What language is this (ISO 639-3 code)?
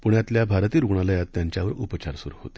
mar